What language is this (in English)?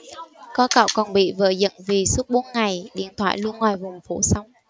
Vietnamese